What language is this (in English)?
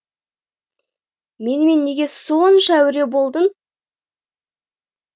Kazakh